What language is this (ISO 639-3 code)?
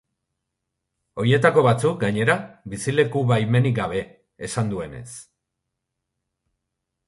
eus